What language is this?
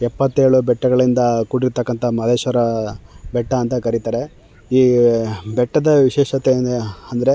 Kannada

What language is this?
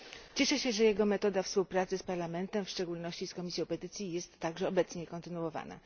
Polish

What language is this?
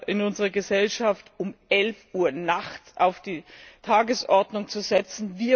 German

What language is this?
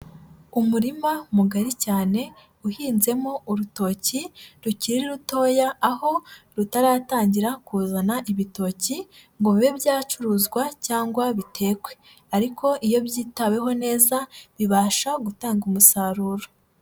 Kinyarwanda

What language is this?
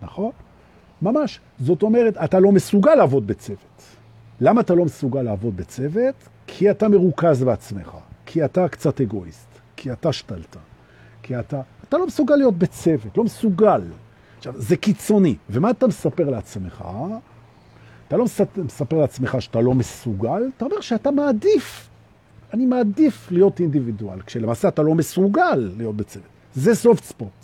Hebrew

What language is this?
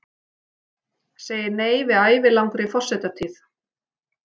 Icelandic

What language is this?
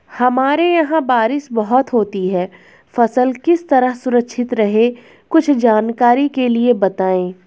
Hindi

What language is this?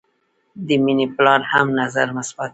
Pashto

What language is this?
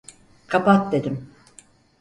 Turkish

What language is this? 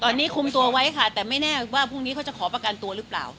Thai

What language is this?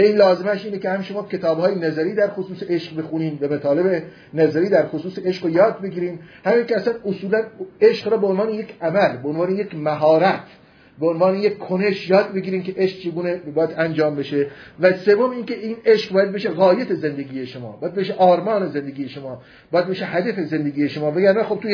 Persian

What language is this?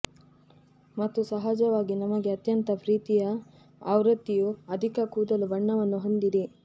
Kannada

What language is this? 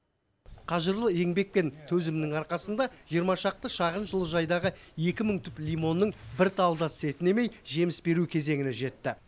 Kazakh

